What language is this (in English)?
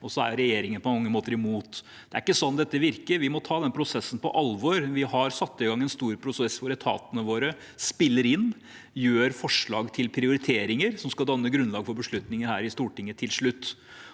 Norwegian